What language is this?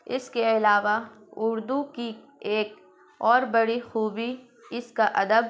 Urdu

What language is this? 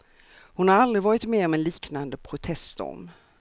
Swedish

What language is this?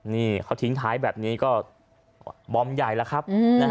Thai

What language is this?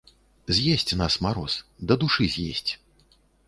Belarusian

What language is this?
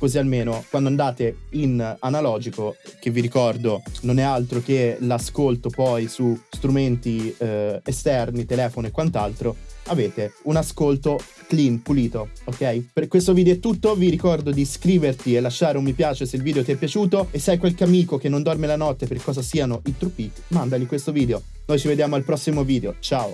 Italian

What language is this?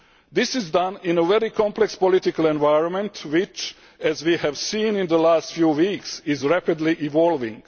English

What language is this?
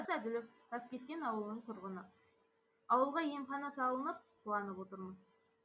Kazakh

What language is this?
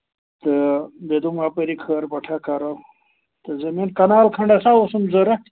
Kashmiri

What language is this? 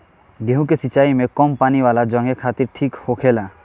Bhojpuri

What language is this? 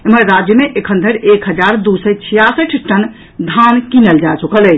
Maithili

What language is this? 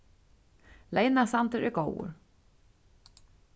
Faroese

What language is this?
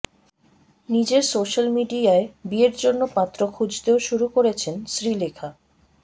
Bangla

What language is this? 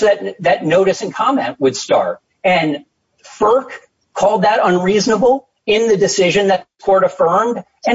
English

